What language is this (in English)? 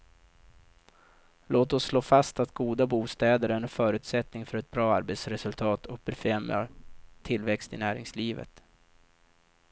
Swedish